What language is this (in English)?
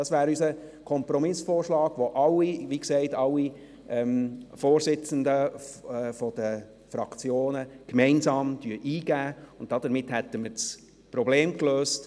Swiss German